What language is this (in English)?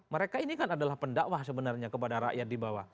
Indonesian